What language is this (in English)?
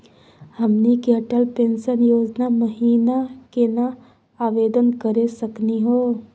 Magahi